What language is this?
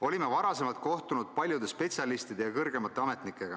Estonian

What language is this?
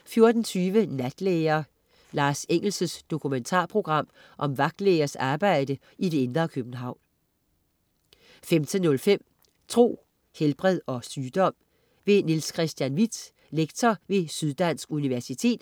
Danish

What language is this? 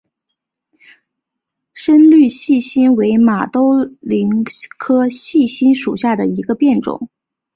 Chinese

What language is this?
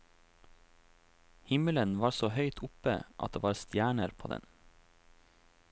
Norwegian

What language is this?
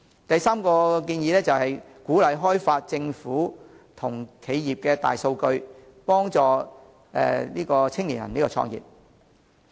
Cantonese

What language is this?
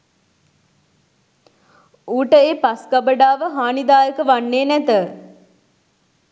Sinhala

